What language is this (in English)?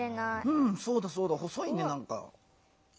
Japanese